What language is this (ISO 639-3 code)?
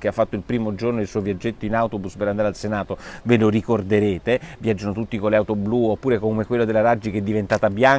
ita